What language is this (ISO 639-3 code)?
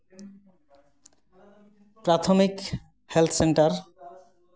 sat